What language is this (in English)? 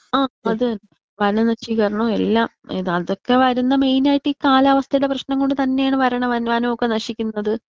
Malayalam